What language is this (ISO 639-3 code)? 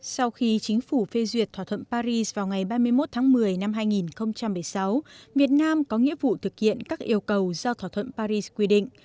vie